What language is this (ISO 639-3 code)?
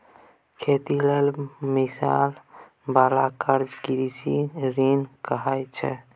mai